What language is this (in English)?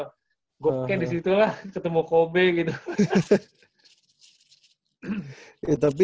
Indonesian